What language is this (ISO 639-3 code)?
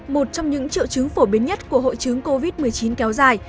vie